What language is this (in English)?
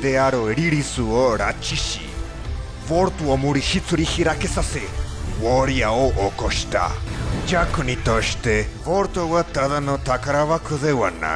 Japanese